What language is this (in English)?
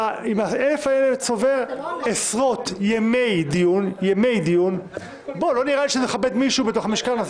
Hebrew